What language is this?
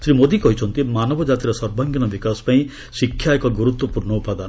Odia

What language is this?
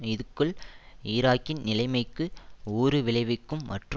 Tamil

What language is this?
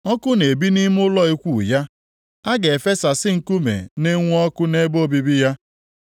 Igbo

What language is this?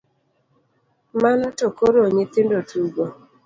Luo (Kenya and Tanzania)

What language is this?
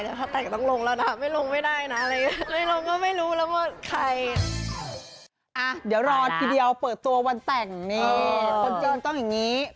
Thai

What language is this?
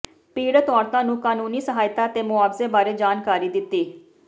Punjabi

